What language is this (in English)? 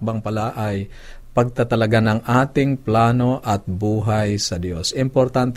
Filipino